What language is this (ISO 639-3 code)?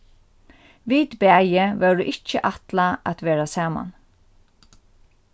fao